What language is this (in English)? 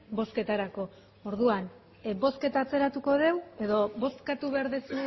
Basque